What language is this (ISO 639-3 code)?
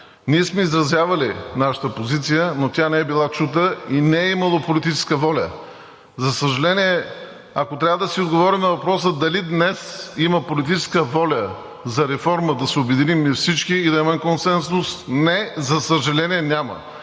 bul